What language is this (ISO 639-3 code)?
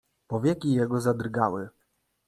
pol